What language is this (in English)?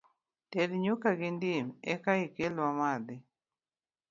Luo (Kenya and Tanzania)